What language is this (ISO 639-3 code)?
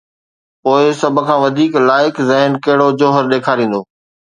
snd